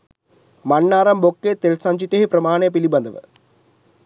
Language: Sinhala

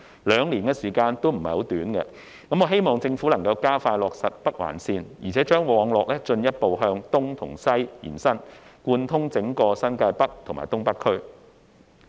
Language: Cantonese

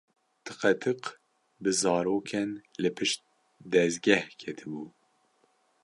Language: Kurdish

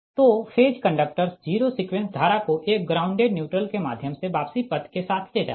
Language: Hindi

